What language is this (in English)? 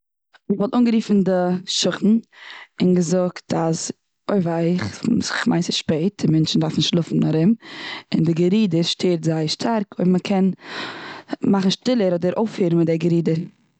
Yiddish